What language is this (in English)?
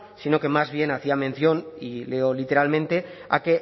Spanish